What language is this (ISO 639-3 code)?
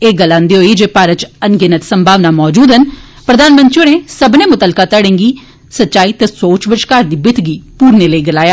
doi